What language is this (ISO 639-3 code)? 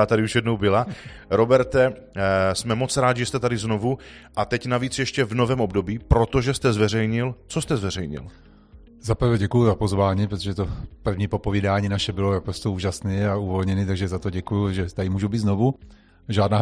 ces